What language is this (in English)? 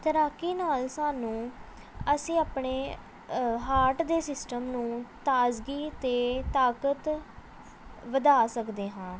Punjabi